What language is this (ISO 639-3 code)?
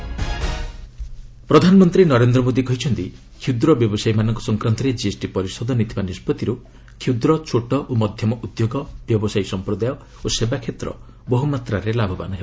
ori